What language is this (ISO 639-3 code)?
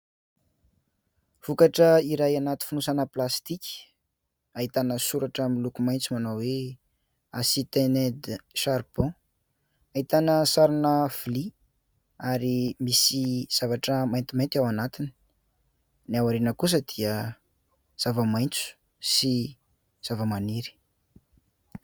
mlg